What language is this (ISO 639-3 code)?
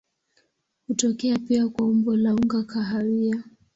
swa